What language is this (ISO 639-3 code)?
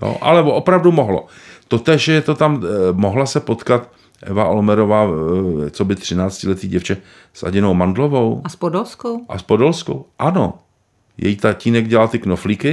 ces